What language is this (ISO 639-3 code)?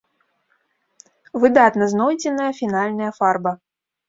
bel